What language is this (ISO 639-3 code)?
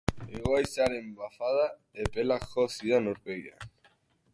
eus